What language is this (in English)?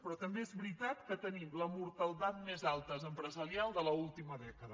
Catalan